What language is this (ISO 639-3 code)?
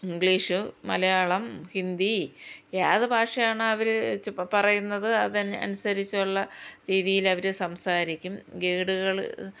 mal